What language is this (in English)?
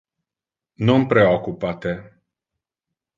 Interlingua